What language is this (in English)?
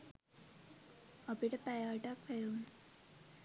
Sinhala